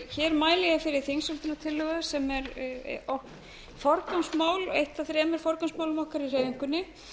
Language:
Icelandic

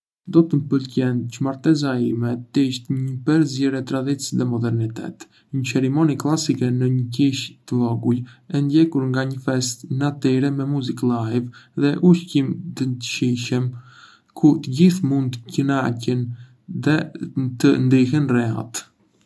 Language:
Arbëreshë Albanian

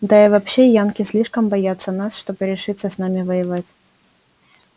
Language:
Russian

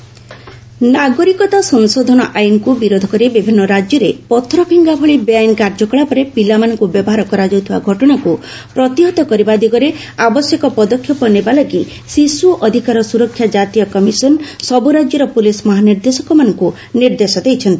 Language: Odia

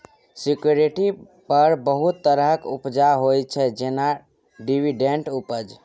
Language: Maithili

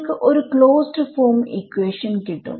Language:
Malayalam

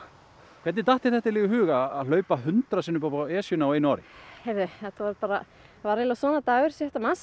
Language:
Icelandic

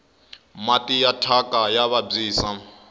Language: Tsonga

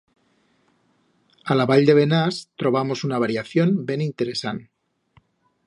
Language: Aragonese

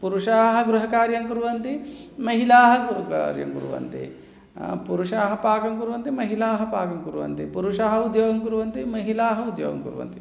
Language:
Sanskrit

